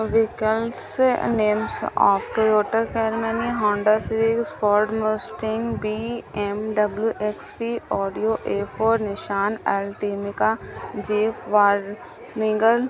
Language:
Urdu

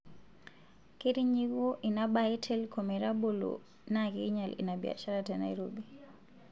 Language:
Masai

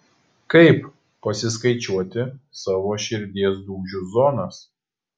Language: Lithuanian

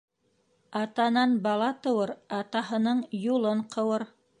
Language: Bashkir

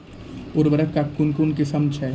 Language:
Maithili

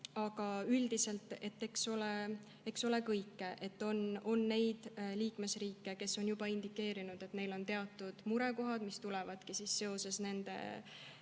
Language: Estonian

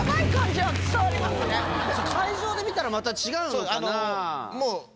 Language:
Japanese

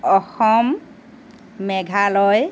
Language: Assamese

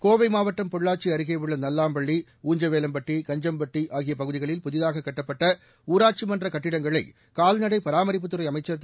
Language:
Tamil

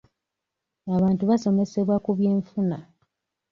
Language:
Ganda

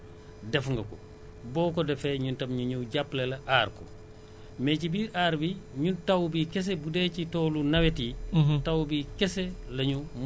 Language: Wolof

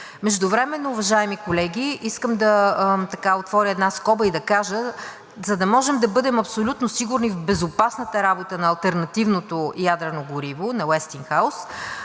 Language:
Bulgarian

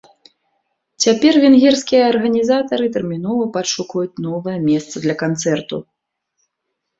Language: Belarusian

